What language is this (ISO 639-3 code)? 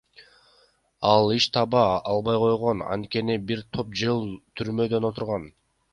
kir